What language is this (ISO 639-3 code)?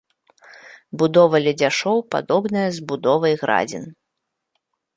bel